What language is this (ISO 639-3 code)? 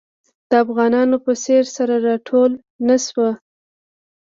pus